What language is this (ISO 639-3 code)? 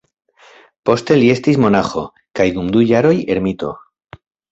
epo